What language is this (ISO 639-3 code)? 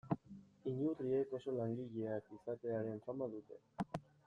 eus